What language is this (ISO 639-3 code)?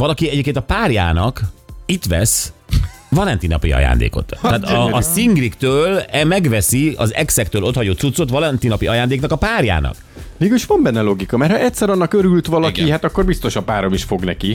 hun